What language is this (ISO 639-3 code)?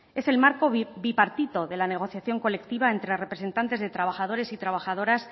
spa